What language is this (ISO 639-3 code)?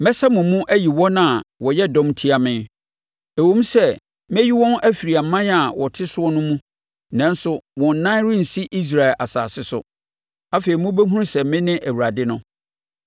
aka